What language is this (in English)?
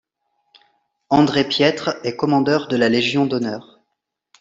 French